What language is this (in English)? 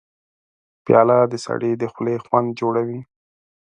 Pashto